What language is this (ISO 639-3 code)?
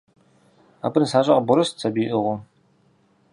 kbd